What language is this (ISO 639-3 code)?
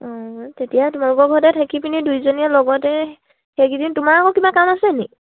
asm